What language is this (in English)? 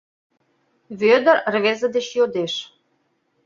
Mari